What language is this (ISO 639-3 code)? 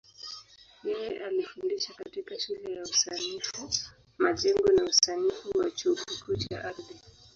swa